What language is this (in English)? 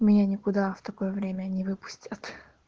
Russian